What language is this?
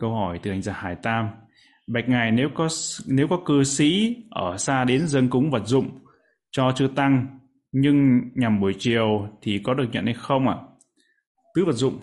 Vietnamese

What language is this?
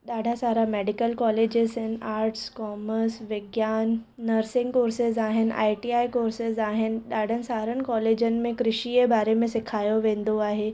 Sindhi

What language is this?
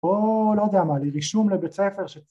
Hebrew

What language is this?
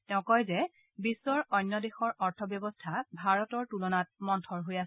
Assamese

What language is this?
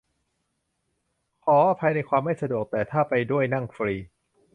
Thai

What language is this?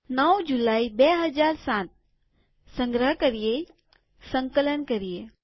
Gujarati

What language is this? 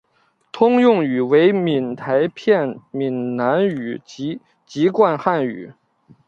Chinese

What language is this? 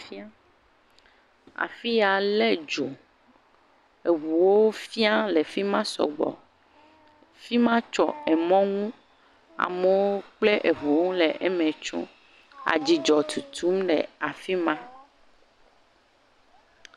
Ewe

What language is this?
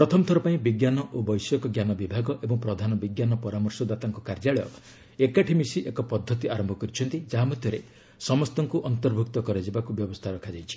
Odia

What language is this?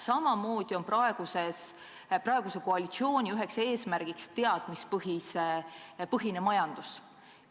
Estonian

